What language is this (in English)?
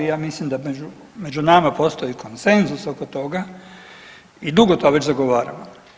Croatian